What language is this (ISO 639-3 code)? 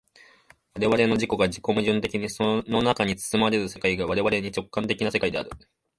jpn